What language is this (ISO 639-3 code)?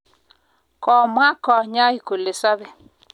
kln